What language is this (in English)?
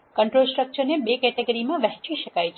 Gujarati